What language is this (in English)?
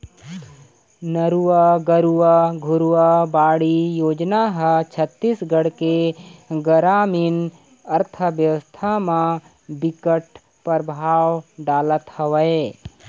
Chhattisgarhi